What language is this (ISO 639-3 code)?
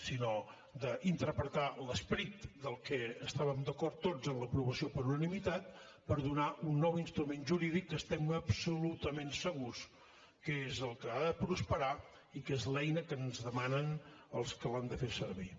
cat